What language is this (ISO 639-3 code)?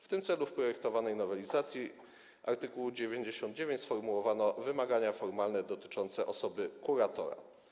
pol